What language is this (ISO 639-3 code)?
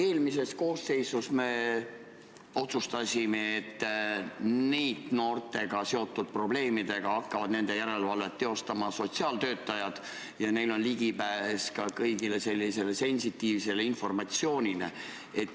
est